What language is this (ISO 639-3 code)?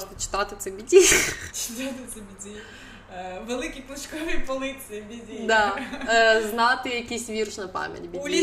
ukr